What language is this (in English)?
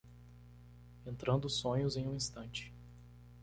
Portuguese